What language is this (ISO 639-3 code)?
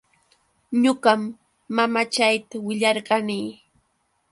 qux